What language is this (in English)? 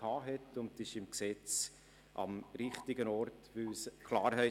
Swiss German